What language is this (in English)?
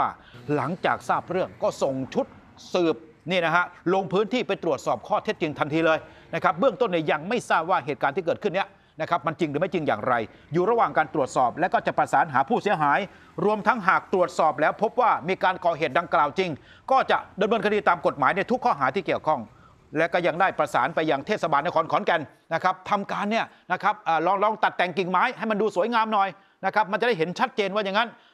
Thai